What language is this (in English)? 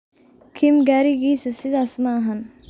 Somali